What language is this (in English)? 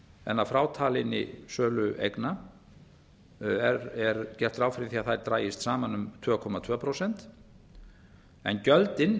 Icelandic